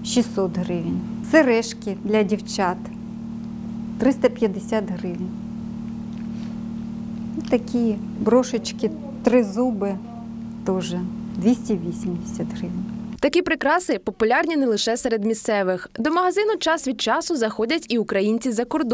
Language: Ukrainian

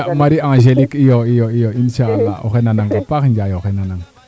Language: Serer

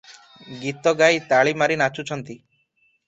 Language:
Odia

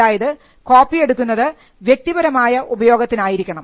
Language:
Malayalam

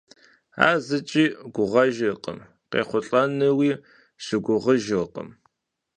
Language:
Kabardian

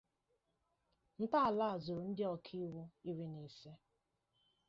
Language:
Igbo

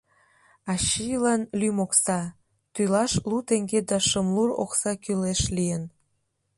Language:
Mari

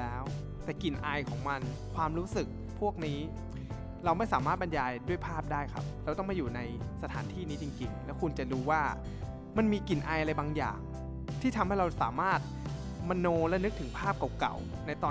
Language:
Thai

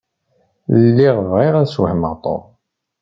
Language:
Kabyle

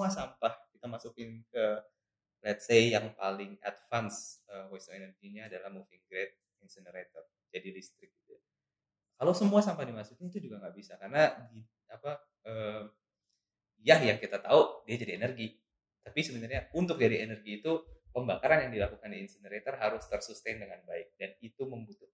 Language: Indonesian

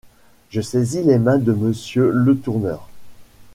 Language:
French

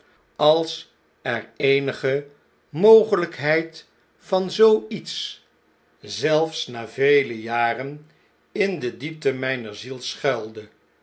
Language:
Dutch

